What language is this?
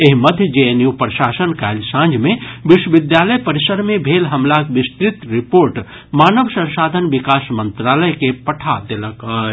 Maithili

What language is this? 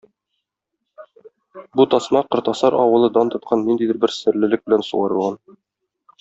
Tatar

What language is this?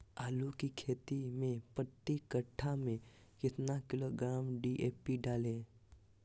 Magahi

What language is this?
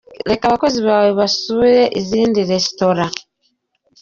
Kinyarwanda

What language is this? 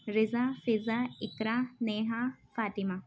Urdu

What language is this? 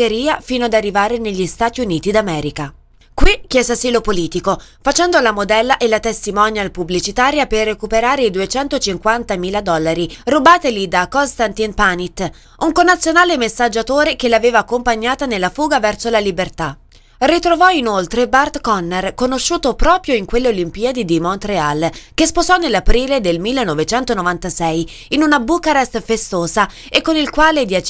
Italian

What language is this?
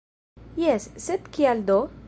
Esperanto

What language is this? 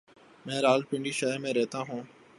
Urdu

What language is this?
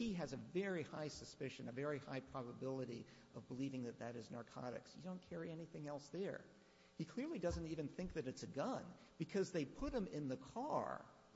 English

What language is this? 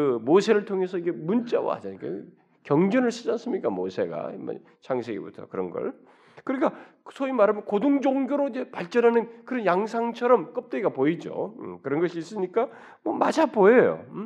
Korean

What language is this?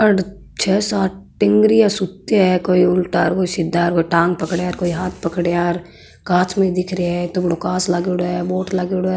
Marwari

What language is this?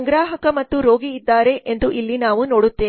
Kannada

